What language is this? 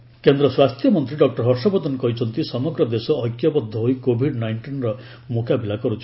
Odia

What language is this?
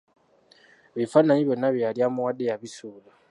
Ganda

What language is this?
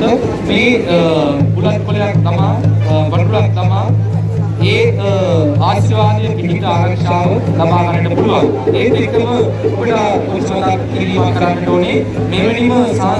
Sinhala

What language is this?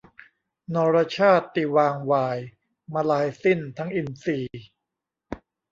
Thai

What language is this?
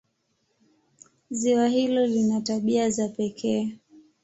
Swahili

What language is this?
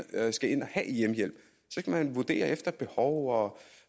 Danish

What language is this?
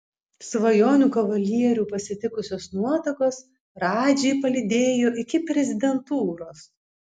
Lithuanian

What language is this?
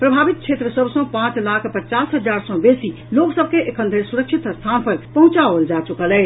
Maithili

